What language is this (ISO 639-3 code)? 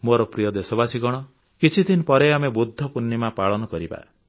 ori